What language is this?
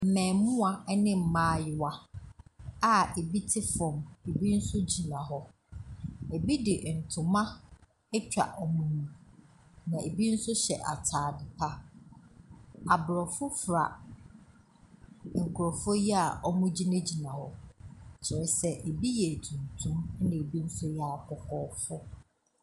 Akan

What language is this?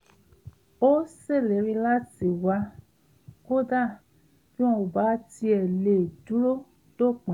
Yoruba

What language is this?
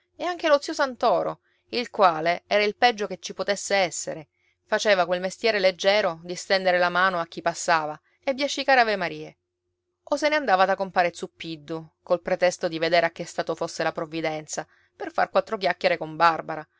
Italian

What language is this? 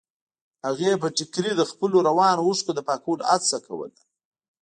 Pashto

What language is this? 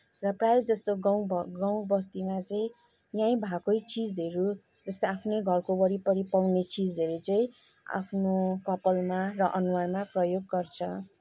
Nepali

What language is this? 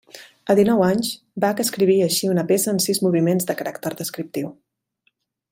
Catalan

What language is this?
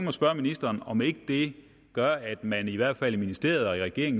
Danish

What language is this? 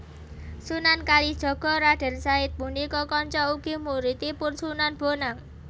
Javanese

